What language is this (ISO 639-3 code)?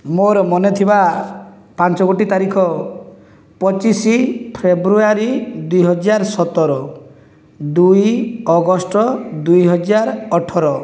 ori